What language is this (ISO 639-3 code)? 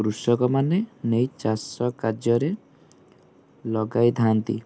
ori